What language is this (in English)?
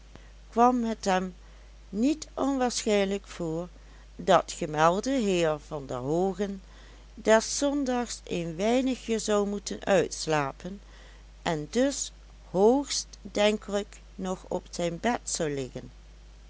Dutch